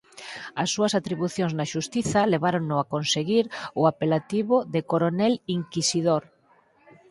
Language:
Galician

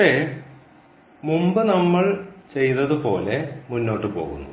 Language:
Malayalam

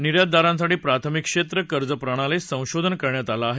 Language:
Marathi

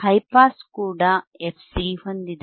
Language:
Kannada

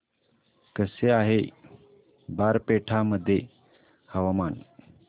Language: Marathi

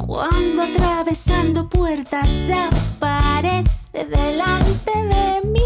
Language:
Spanish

